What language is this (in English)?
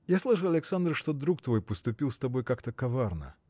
Russian